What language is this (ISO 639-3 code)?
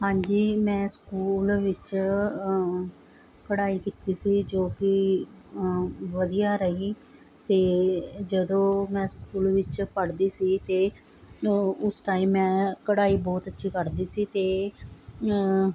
pan